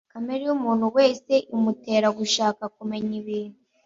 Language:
Kinyarwanda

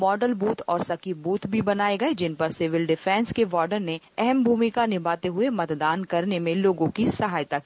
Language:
Hindi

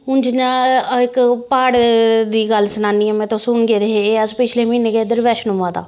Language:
Dogri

